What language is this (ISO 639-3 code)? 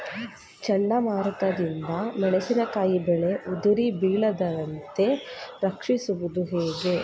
kan